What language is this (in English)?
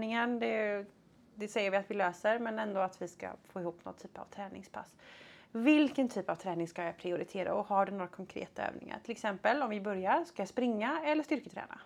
Swedish